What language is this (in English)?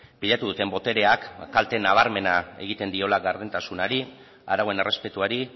Basque